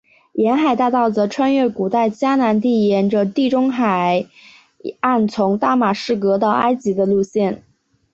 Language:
Chinese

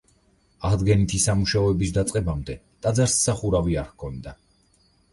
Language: Georgian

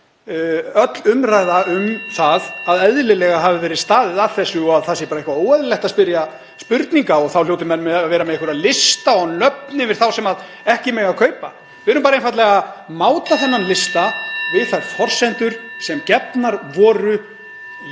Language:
Icelandic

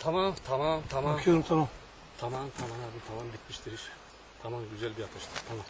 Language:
Turkish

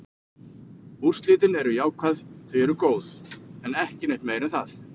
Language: Icelandic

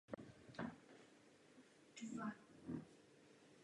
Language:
Czech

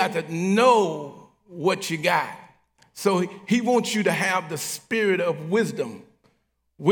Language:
English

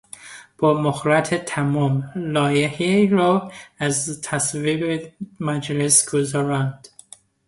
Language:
Persian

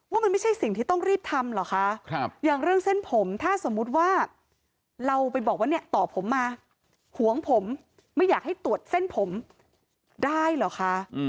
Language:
Thai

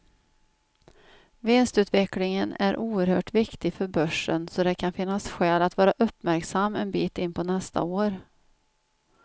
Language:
Swedish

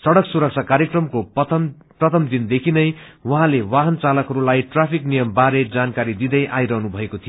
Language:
Nepali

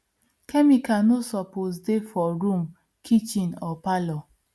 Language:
Nigerian Pidgin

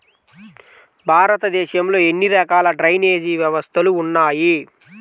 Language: Telugu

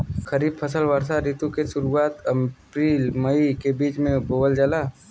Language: Bhojpuri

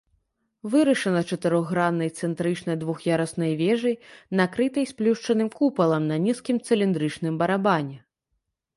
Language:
Belarusian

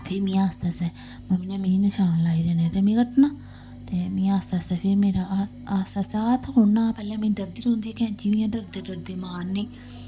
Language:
Dogri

